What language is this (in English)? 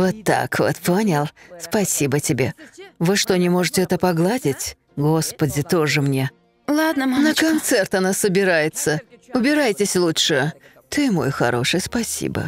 Russian